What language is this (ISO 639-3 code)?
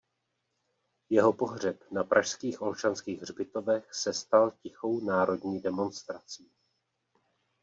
ces